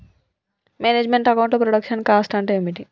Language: Telugu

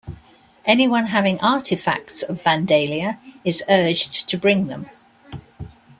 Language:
English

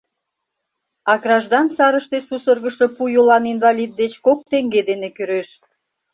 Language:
Mari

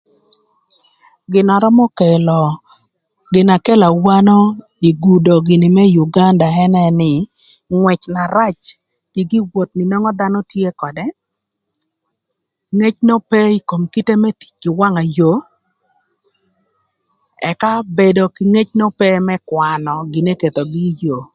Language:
Thur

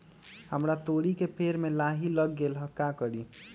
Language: Magahi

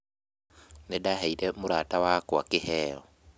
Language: Kikuyu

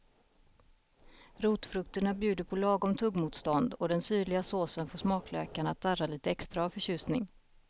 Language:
Swedish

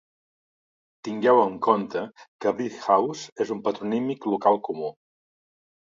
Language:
Catalan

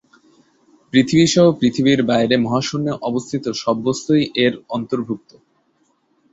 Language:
Bangla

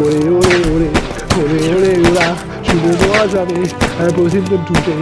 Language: French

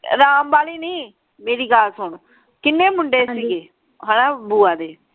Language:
Punjabi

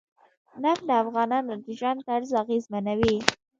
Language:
Pashto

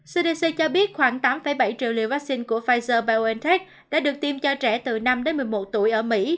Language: Vietnamese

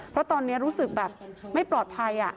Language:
Thai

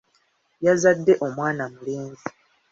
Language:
Ganda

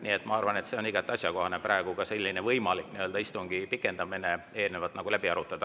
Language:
Estonian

